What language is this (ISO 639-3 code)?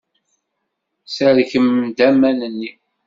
kab